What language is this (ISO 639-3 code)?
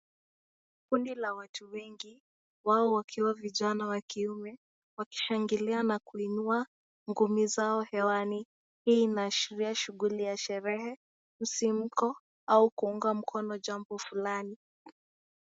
swa